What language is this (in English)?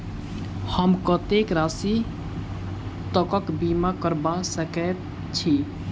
Maithili